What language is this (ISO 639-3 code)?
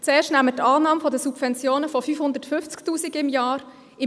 gsw